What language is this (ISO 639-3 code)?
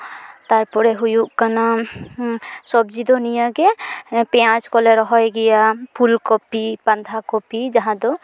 sat